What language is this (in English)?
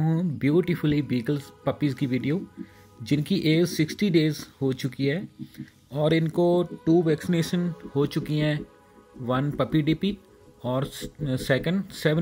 Hindi